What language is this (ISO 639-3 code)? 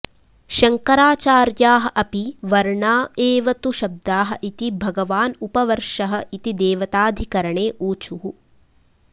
san